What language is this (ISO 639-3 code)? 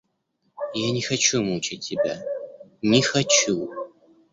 rus